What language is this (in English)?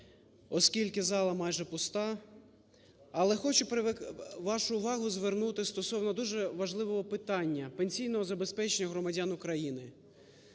Ukrainian